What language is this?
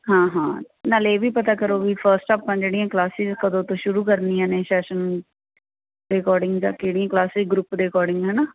Punjabi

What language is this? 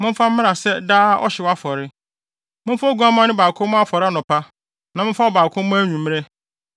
Akan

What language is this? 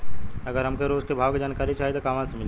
Bhojpuri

